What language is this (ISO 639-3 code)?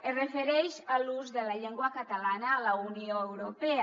cat